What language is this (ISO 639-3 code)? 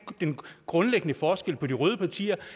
dan